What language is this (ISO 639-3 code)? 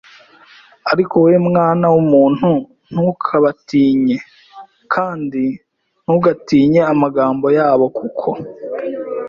kin